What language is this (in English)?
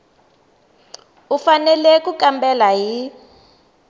Tsonga